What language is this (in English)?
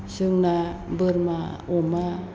Bodo